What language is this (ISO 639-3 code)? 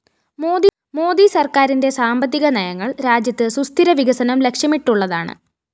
mal